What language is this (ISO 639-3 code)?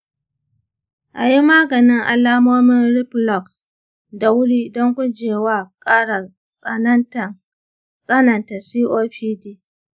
hau